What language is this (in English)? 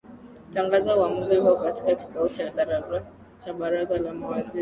Swahili